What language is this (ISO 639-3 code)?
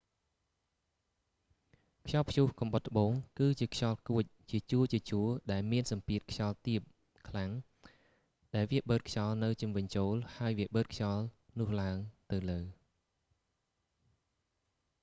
khm